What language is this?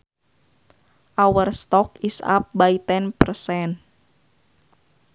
Sundanese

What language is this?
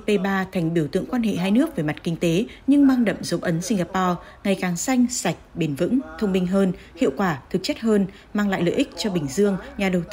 Vietnamese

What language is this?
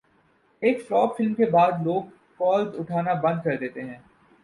Urdu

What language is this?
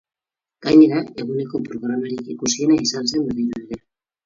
Basque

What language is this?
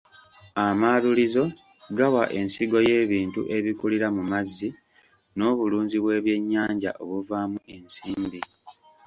Ganda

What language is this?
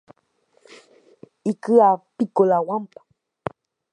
Guarani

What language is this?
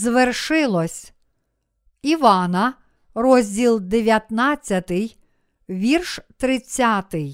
Ukrainian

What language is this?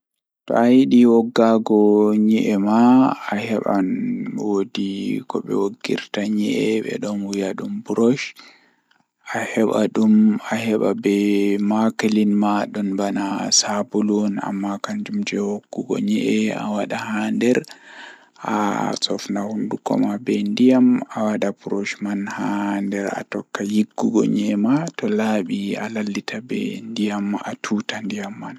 Fula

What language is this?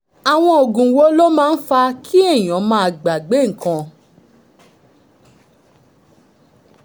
Yoruba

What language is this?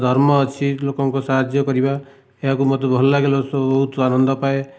Odia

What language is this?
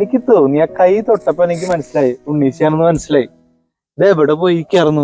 Turkish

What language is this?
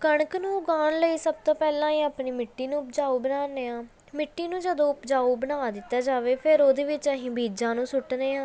Punjabi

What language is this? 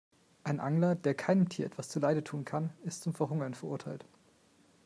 German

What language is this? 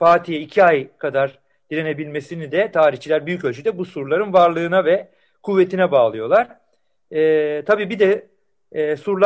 Turkish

